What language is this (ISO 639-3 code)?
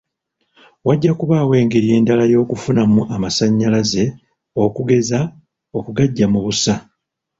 lug